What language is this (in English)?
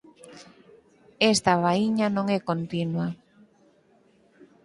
Galician